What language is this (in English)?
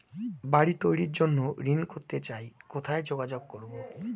Bangla